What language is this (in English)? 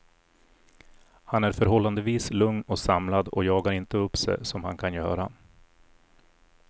Swedish